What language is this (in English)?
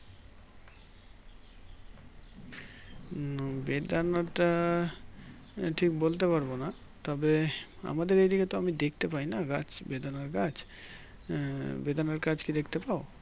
Bangla